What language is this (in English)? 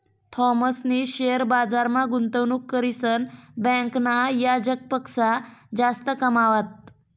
Marathi